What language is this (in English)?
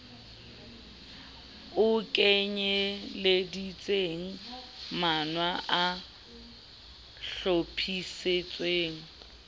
Southern Sotho